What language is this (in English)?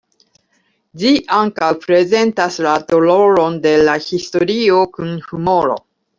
Esperanto